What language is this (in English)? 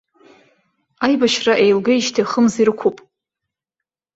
Abkhazian